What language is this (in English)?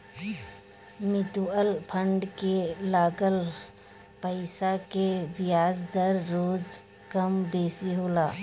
Bhojpuri